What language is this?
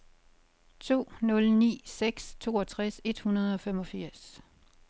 Danish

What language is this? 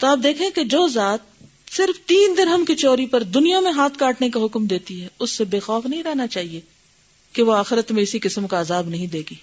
Urdu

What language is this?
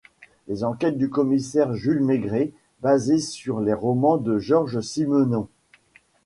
French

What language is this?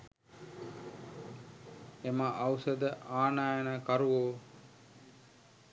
Sinhala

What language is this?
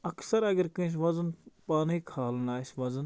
Kashmiri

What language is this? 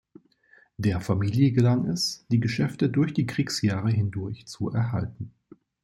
German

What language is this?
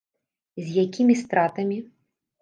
Belarusian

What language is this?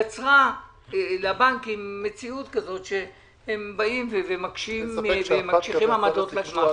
Hebrew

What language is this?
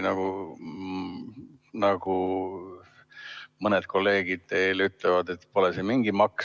Estonian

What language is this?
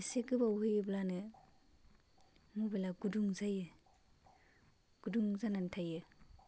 Bodo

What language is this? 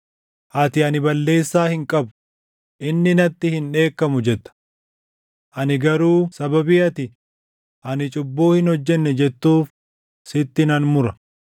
Oromo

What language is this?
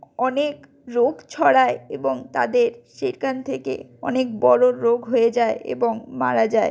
Bangla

